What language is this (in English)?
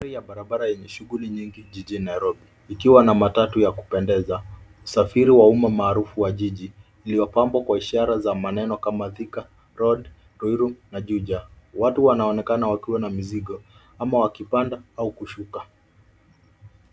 Swahili